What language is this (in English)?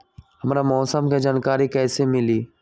Magahi